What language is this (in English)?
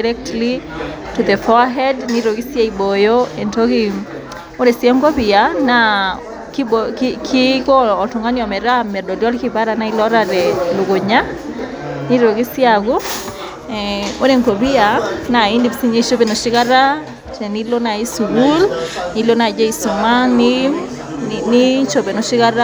Masai